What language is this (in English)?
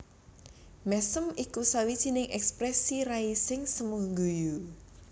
Javanese